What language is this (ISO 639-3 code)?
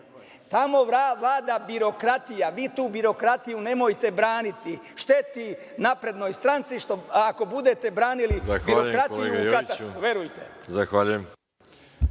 srp